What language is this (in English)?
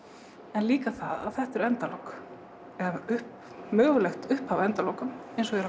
Icelandic